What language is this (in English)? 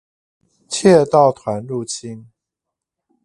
Chinese